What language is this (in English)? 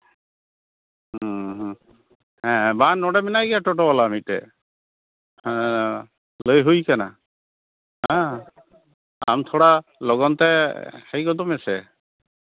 Santali